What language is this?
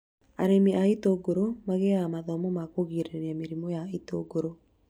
Kikuyu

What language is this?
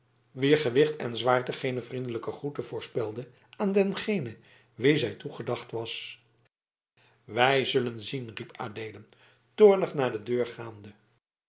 Dutch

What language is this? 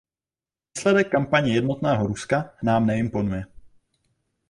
Czech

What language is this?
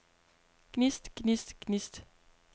Danish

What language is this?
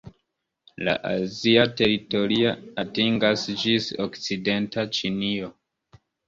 Esperanto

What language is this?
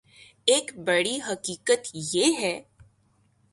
Urdu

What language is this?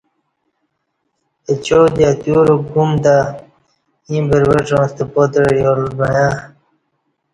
Kati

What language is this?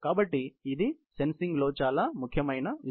Telugu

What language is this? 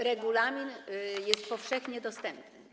Polish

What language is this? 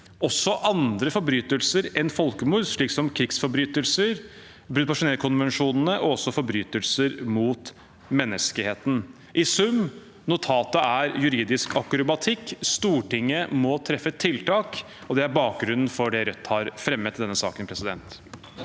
Norwegian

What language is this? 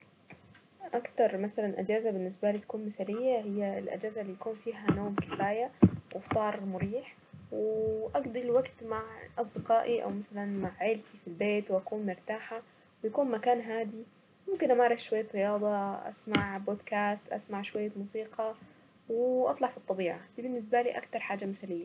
Saidi Arabic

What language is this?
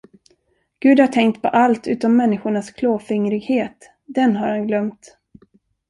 Swedish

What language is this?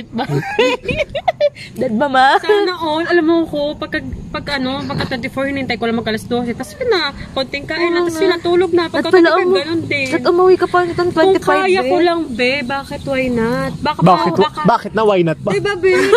Filipino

